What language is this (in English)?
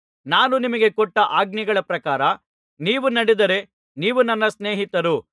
Kannada